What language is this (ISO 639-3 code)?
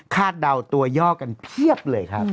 tha